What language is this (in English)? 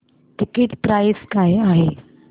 Marathi